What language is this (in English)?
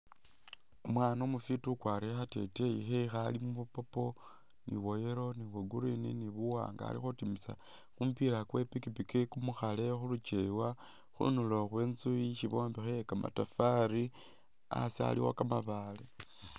Masaaba